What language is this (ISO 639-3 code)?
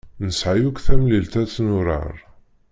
kab